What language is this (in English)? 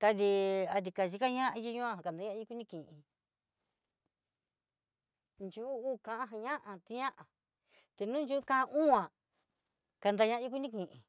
Southeastern Nochixtlán Mixtec